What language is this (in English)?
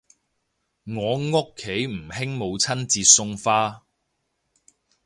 Cantonese